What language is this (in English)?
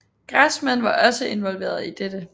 Danish